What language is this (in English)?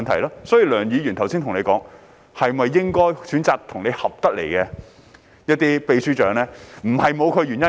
Cantonese